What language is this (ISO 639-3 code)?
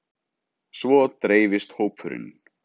isl